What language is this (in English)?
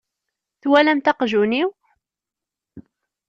Kabyle